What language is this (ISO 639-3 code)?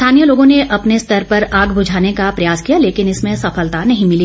hin